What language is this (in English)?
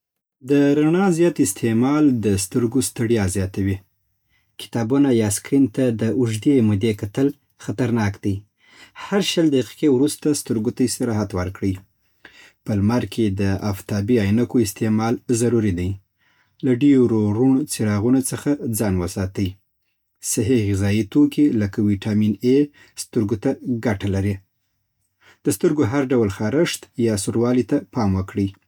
Southern Pashto